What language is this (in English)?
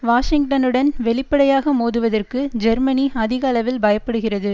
Tamil